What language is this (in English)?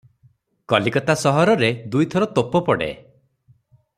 Odia